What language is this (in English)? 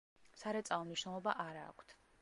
Georgian